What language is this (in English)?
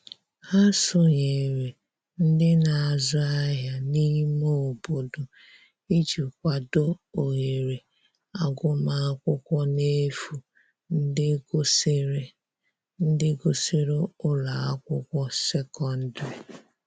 Igbo